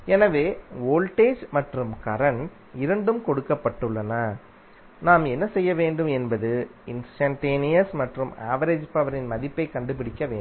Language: Tamil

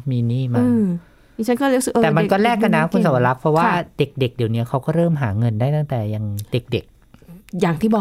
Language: Thai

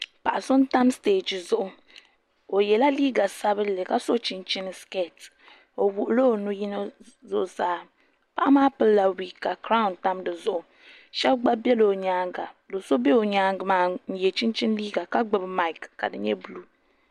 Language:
Dagbani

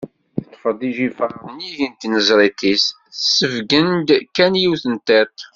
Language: Kabyle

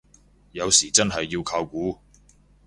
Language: Cantonese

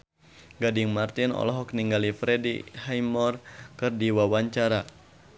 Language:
Sundanese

